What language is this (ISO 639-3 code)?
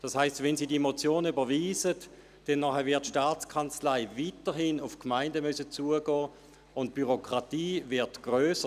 gsw